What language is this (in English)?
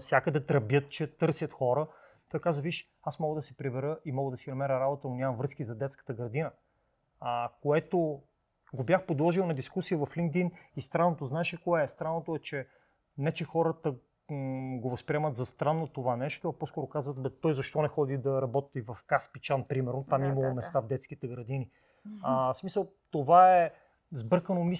Bulgarian